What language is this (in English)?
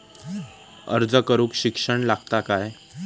Marathi